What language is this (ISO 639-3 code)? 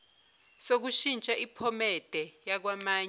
zul